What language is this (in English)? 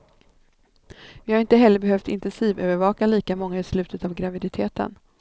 Swedish